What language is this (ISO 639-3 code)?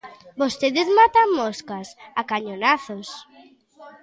glg